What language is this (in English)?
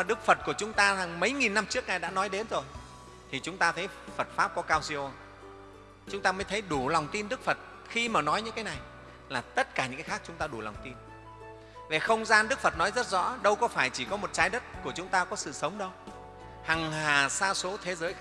Vietnamese